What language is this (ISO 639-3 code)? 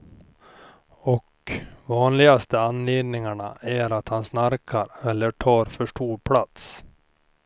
swe